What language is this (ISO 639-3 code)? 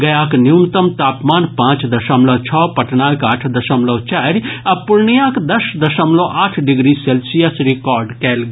mai